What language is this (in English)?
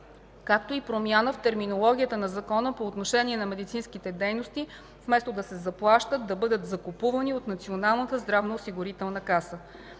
Bulgarian